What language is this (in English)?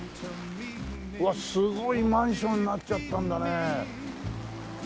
Japanese